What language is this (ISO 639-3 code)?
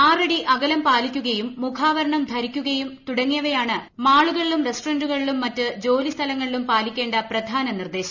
mal